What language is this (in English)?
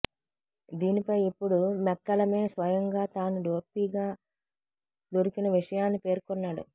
Telugu